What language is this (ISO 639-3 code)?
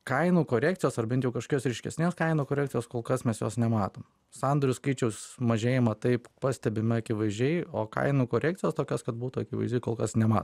lit